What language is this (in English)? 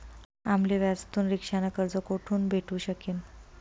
Marathi